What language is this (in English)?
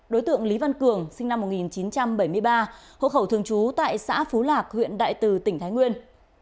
Vietnamese